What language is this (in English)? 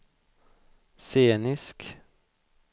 Swedish